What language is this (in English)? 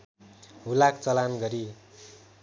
Nepali